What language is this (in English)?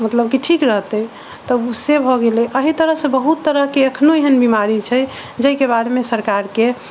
Maithili